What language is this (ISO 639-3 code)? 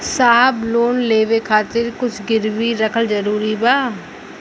bho